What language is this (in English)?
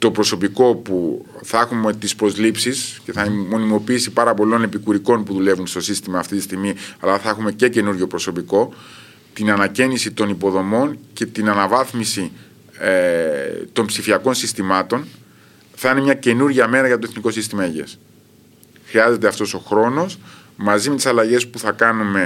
Greek